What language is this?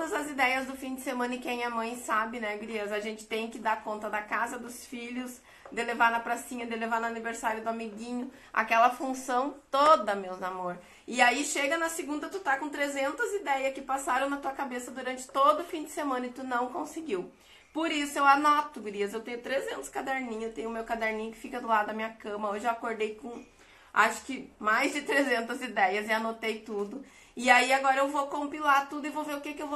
Portuguese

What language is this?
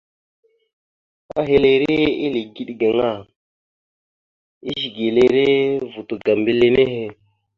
Mada (Cameroon)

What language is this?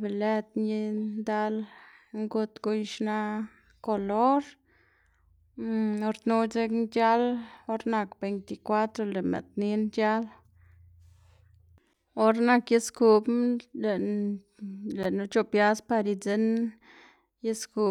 Xanaguía Zapotec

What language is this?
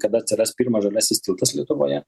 Lithuanian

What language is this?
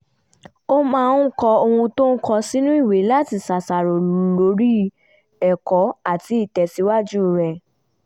Yoruba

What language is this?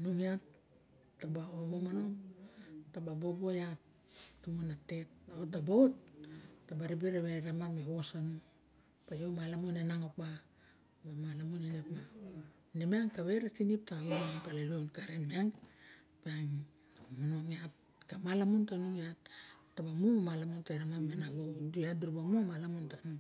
Barok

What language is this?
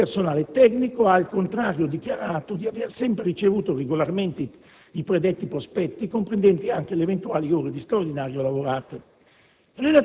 Italian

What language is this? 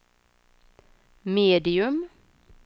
Swedish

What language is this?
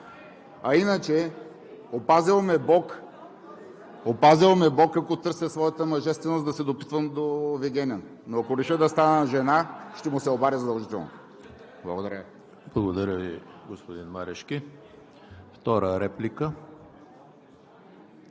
Bulgarian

